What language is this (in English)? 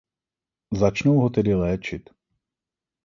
Czech